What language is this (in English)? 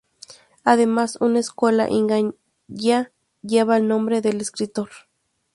Spanish